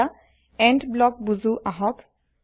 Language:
Assamese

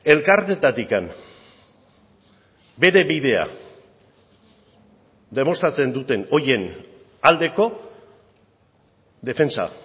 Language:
Basque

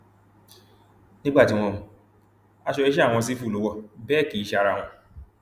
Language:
Yoruba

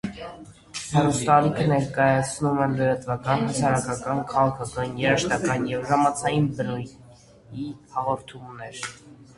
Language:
Armenian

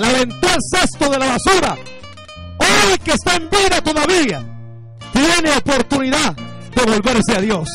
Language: Spanish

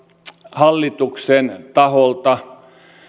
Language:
Finnish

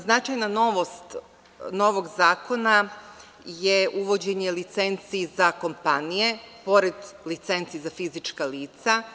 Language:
Serbian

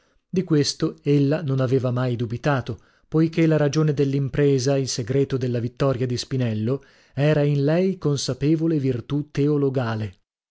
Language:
Italian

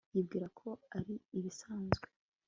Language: Kinyarwanda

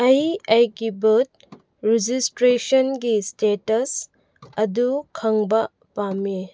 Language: Manipuri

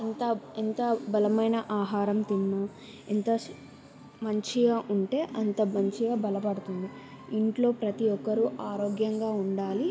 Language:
Telugu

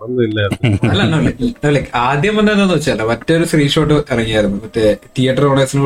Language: Malayalam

